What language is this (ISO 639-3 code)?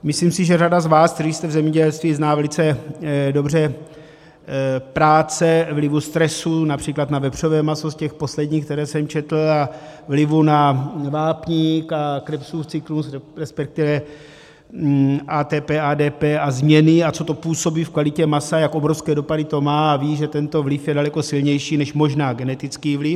ces